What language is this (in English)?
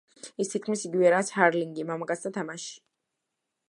Georgian